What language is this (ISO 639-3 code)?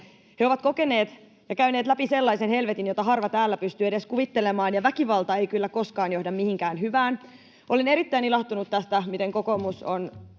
fin